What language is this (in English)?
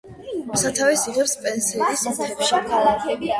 Georgian